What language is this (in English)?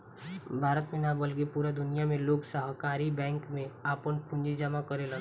Bhojpuri